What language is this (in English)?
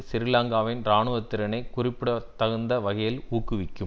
Tamil